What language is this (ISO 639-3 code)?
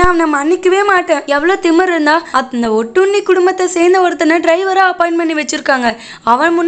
pol